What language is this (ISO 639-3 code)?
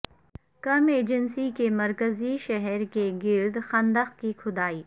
urd